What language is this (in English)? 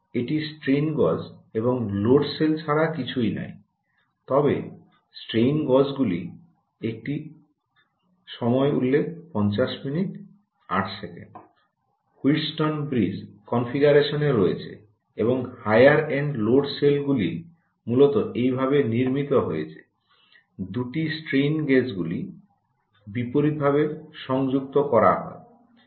Bangla